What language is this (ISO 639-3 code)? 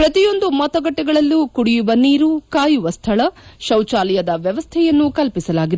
kan